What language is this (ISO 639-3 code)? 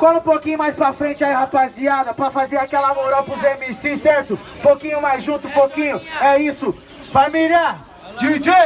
por